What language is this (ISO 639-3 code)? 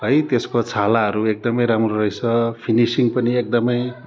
nep